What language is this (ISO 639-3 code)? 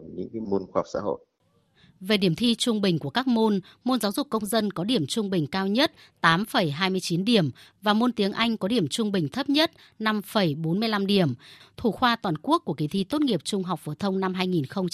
vie